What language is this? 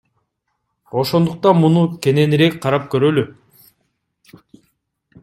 Kyrgyz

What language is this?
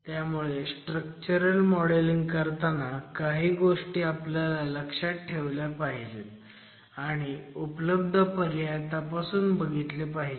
Marathi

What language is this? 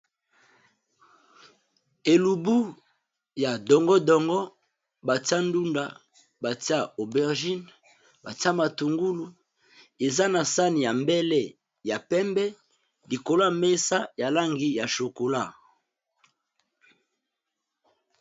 Lingala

